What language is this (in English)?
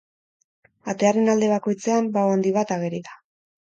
Basque